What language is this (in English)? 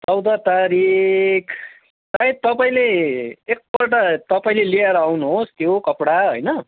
Nepali